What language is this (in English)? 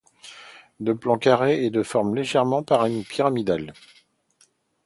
French